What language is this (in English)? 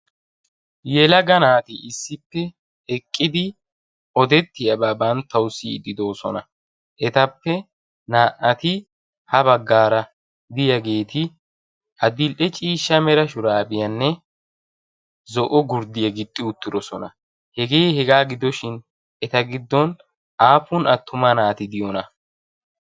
Wolaytta